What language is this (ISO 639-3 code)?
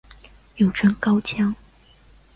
zho